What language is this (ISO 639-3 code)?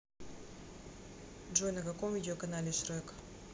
rus